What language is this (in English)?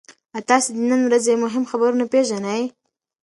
Pashto